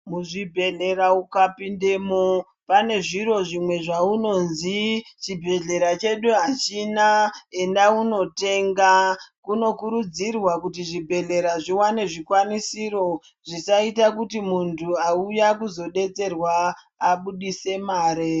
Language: Ndau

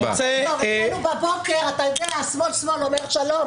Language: Hebrew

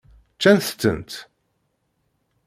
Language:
Kabyle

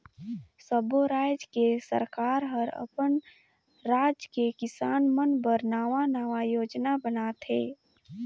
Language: Chhattisgarhi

